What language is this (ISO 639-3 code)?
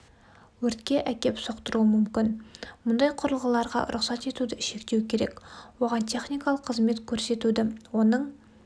kaz